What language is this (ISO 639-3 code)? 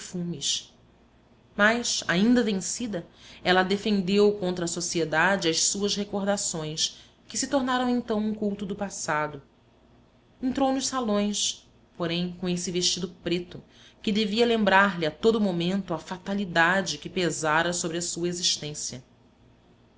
por